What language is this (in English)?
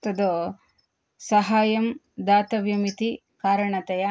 Sanskrit